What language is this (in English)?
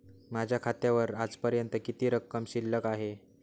Marathi